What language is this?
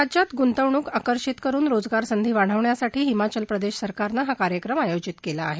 Marathi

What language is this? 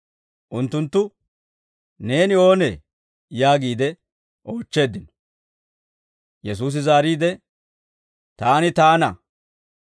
Dawro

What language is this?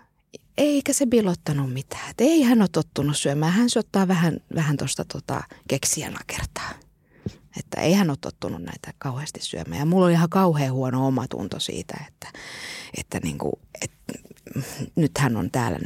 Finnish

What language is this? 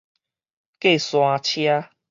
Min Nan Chinese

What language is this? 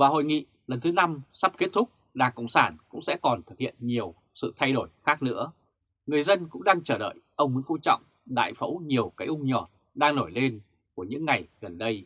Vietnamese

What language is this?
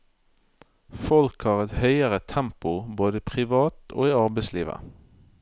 Norwegian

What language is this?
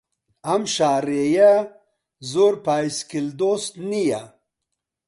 Central Kurdish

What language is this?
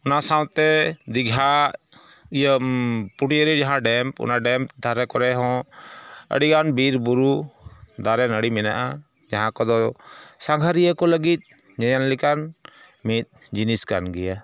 Santali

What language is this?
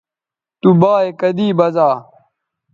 Bateri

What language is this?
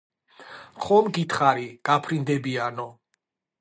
Georgian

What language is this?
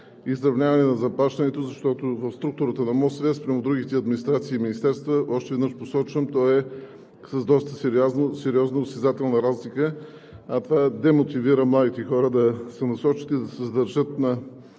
Bulgarian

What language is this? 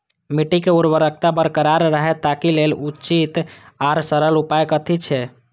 Maithili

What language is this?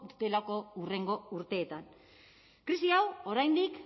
Basque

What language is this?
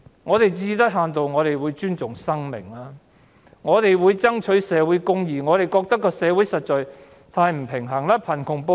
Cantonese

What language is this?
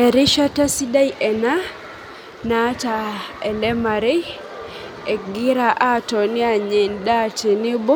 Masai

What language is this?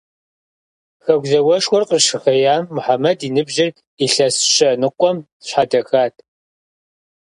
Kabardian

